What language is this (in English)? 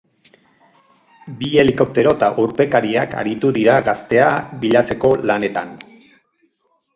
Basque